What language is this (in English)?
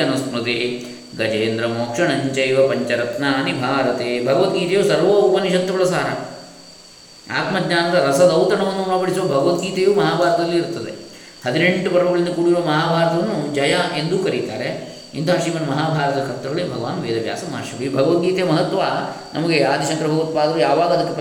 Kannada